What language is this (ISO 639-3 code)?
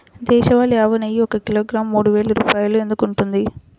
tel